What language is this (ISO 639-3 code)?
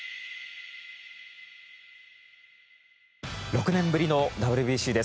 jpn